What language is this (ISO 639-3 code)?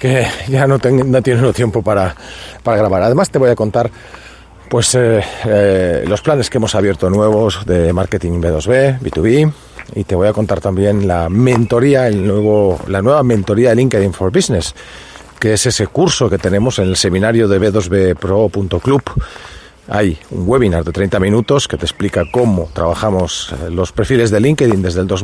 spa